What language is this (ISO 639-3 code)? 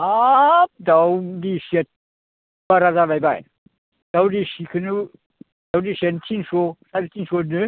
brx